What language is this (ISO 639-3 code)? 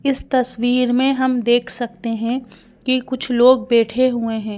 hin